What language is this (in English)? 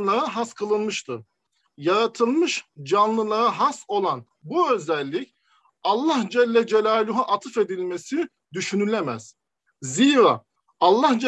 Turkish